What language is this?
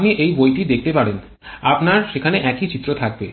Bangla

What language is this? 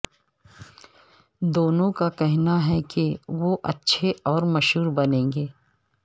Urdu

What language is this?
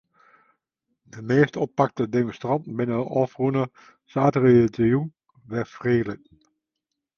Western Frisian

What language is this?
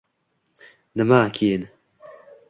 Uzbek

